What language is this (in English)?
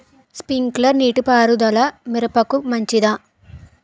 Telugu